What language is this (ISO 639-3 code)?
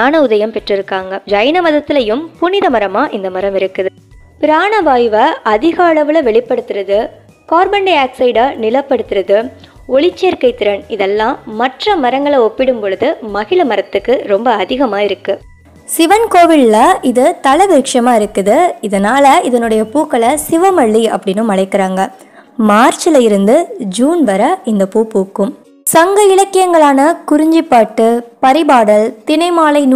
tam